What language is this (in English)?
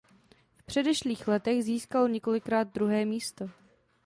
Czech